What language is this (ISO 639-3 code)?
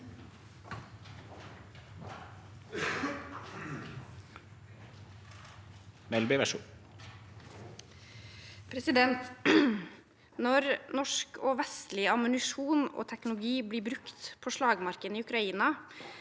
nor